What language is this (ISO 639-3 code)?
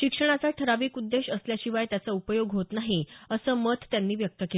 mar